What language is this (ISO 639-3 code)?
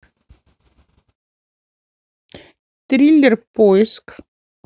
rus